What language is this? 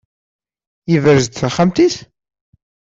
Kabyle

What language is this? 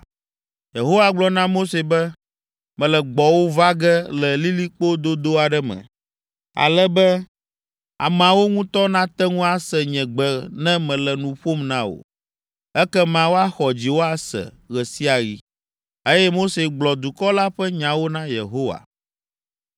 Ewe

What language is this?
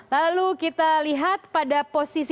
Indonesian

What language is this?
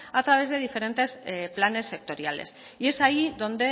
Spanish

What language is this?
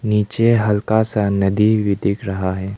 Hindi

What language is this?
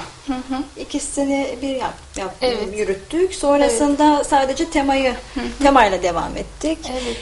Turkish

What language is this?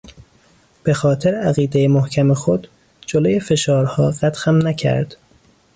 Persian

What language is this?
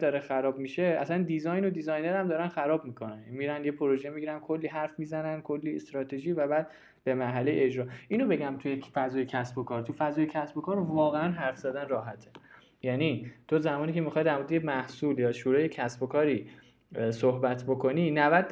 Persian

